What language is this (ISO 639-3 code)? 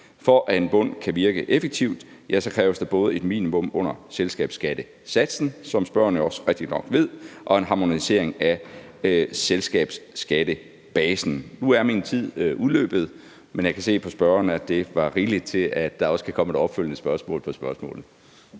dan